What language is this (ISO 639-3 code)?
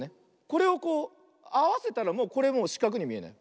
jpn